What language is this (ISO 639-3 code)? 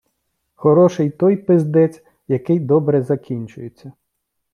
ukr